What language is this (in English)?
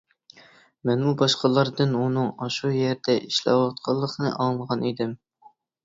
Uyghur